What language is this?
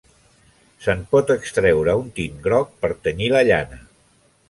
Catalan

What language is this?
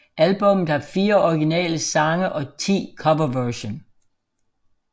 Danish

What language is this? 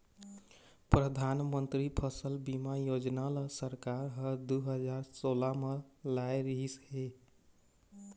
Chhattisgarhi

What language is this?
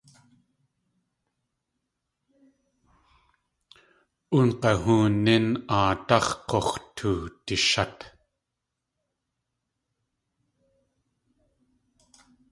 Tlingit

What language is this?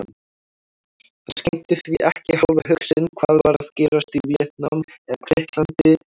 Icelandic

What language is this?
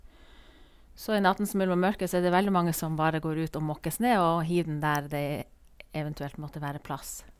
Norwegian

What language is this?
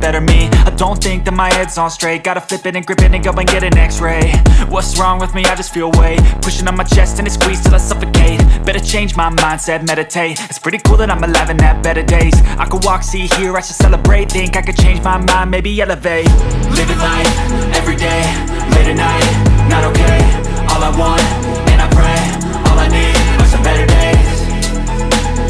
Vietnamese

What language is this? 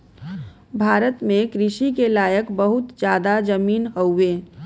Bhojpuri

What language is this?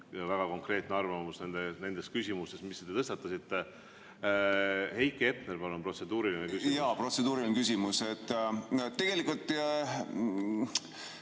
Estonian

